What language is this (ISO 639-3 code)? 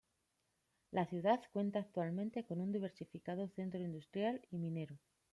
spa